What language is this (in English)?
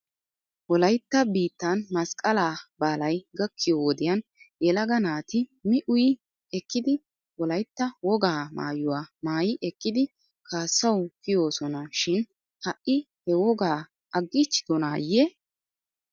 Wolaytta